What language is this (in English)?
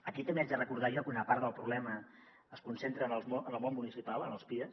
Catalan